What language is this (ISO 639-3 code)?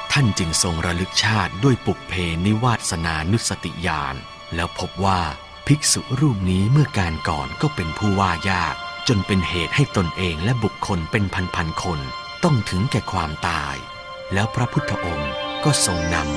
tha